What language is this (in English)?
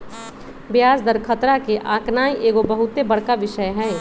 Magahi